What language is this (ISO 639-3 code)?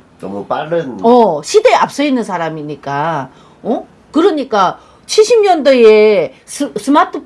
kor